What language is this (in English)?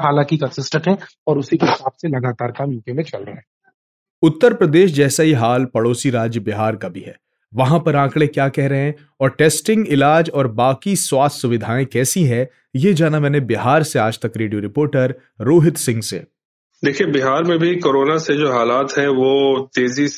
Hindi